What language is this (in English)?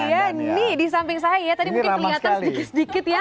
Indonesian